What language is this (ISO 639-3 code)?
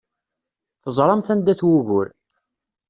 kab